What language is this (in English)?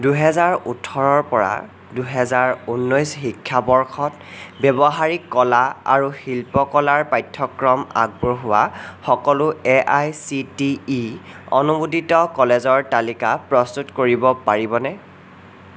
Assamese